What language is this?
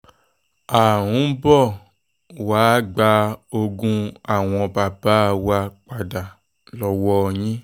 Yoruba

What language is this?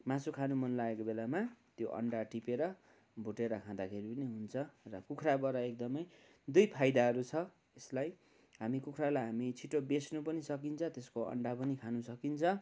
Nepali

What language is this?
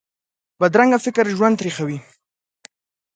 Pashto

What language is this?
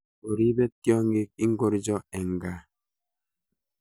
Kalenjin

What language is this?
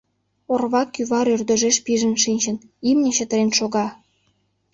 Mari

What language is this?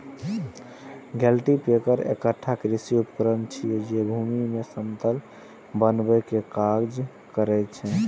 Maithili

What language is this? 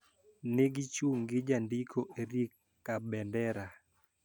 Luo (Kenya and Tanzania)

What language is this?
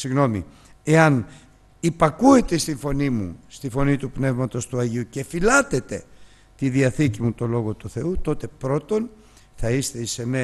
Greek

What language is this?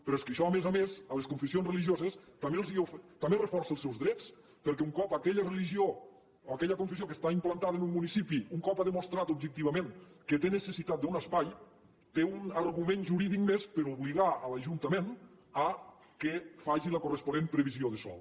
Catalan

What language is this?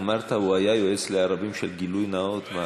Hebrew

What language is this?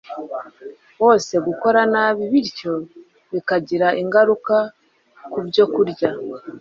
Kinyarwanda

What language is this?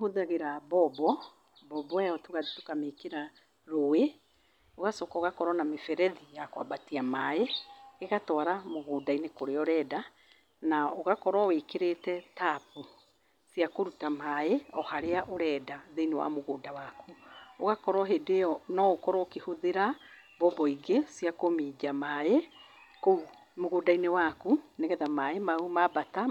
Kikuyu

